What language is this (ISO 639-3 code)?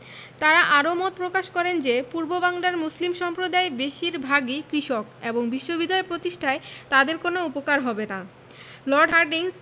ben